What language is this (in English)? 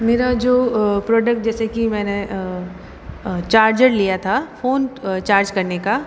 Hindi